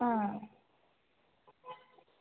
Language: Dogri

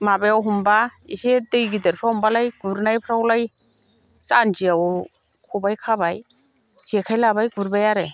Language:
Bodo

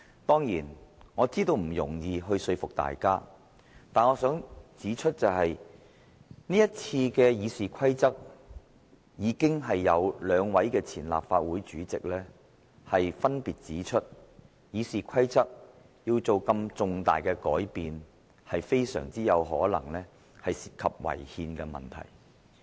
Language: Cantonese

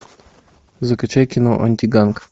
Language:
Russian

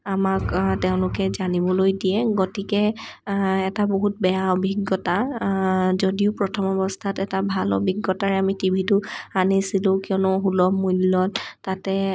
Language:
Assamese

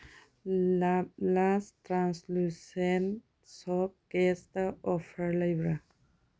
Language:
Manipuri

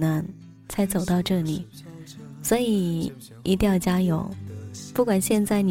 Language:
Chinese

